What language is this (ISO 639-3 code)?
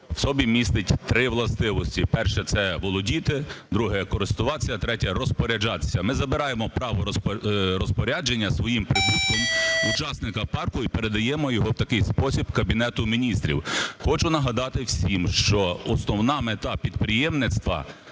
ukr